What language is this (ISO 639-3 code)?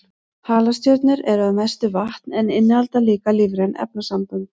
isl